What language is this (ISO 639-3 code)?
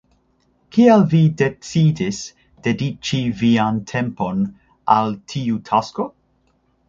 epo